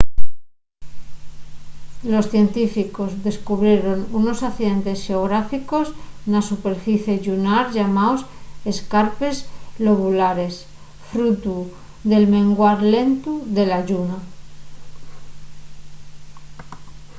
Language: Asturian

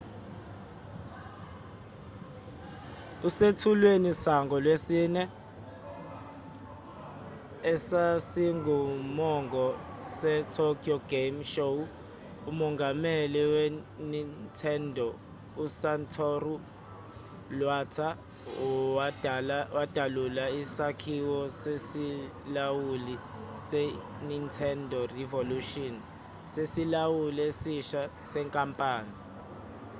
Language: Zulu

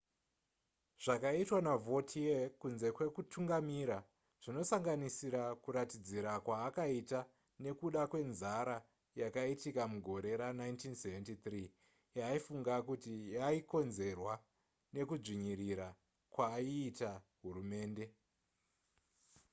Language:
Shona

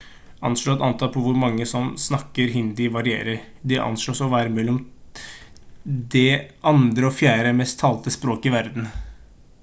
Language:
Norwegian Bokmål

